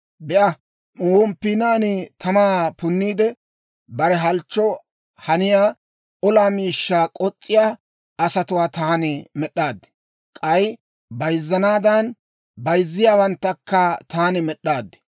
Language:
Dawro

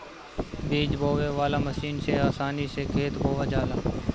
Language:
Bhojpuri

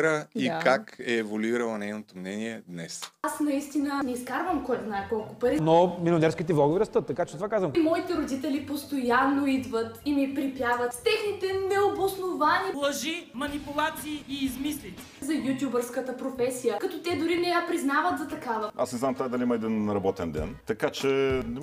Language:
Bulgarian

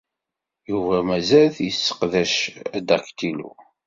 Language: Kabyle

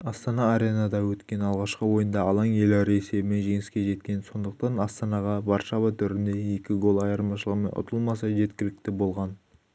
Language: Kazakh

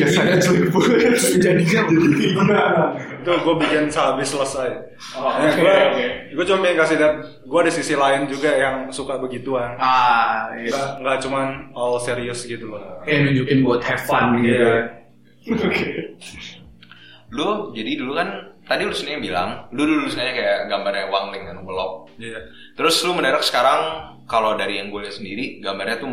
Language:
Indonesian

